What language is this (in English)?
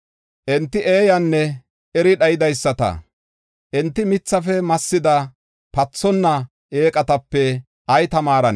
Gofa